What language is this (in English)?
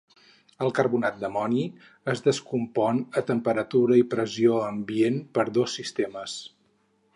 Catalan